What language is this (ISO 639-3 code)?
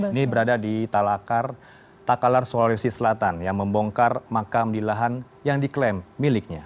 ind